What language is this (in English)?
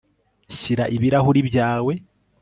Kinyarwanda